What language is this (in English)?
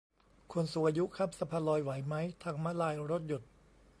Thai